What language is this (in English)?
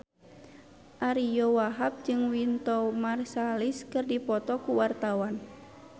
Sundanese